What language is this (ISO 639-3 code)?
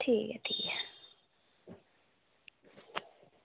doi